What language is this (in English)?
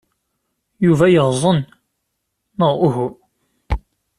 Kabyle